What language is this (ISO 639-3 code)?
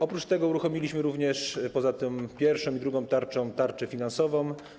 pol